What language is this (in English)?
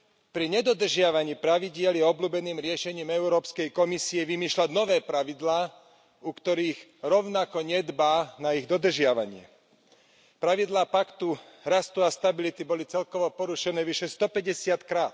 Slovak